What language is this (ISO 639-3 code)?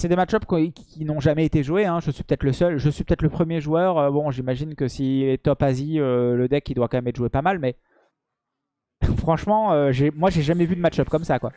fra